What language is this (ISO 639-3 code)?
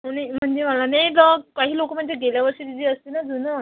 mar